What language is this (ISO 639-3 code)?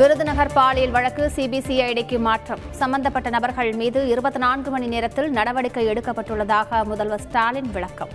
tam